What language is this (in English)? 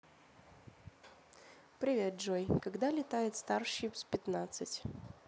Russian